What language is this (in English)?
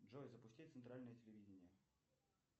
Russian